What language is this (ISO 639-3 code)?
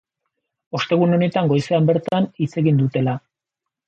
eus